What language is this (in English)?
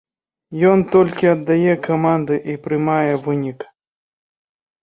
Belarusian